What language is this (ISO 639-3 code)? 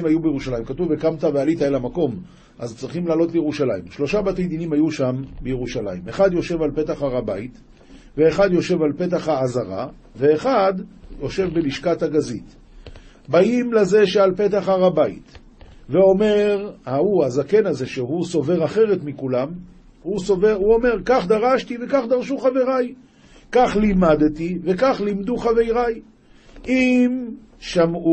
heb